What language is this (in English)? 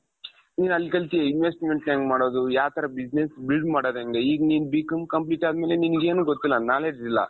Kannada